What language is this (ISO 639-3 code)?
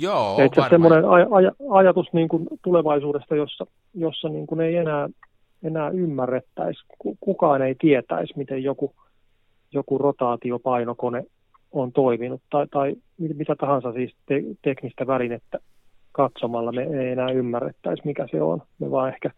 fin